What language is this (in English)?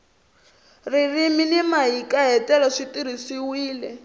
Tsonga